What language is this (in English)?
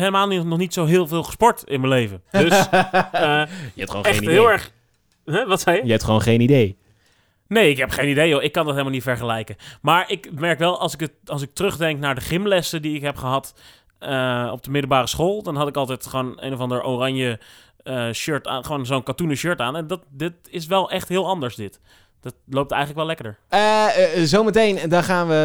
Dutch